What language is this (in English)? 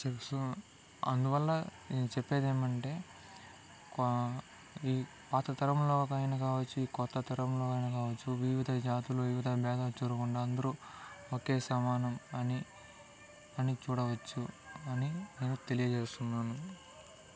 Telugu